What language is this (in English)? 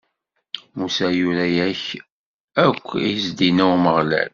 Kabyle